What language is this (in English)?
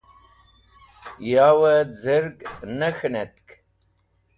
Wakhi